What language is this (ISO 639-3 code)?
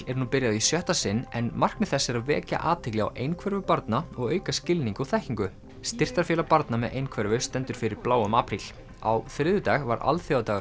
isl